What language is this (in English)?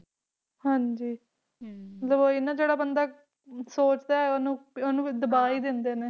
Punjabi